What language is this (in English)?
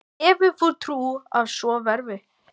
Icelandic